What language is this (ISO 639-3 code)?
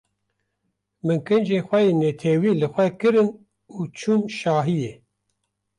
kur